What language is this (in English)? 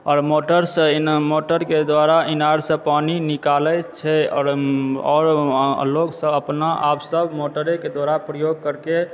Maithili